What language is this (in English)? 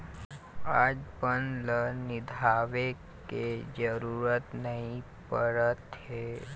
Chhattisgarhi